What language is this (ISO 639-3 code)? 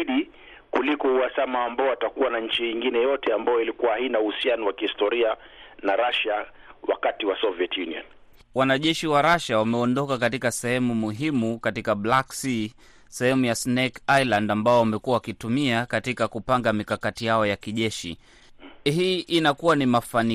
swa